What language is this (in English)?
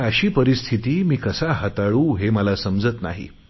Marathi